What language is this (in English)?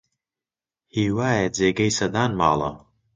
Central Kurdish